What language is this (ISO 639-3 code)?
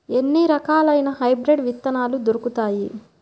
tel